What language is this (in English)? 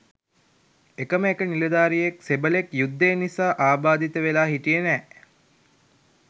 Sinhala